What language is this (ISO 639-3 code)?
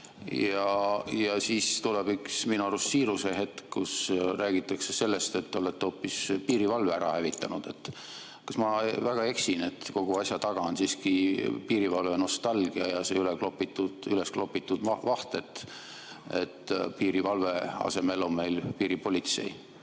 est